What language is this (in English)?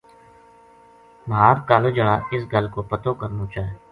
Gujari